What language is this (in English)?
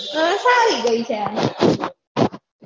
Gujarati